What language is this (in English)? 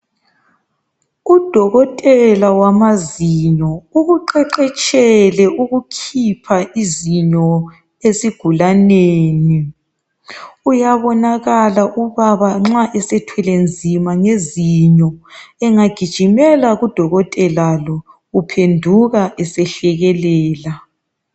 North Ndebele